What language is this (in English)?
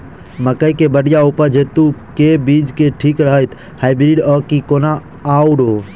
Maithili